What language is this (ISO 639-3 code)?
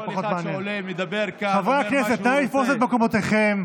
heb